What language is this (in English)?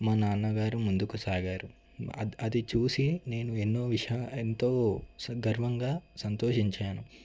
Telugu